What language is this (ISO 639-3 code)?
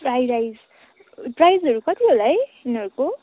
nep